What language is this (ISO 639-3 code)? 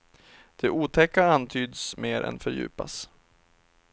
swe